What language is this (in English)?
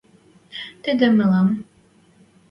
Western Mari